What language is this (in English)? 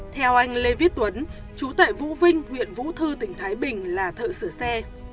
Vietnamese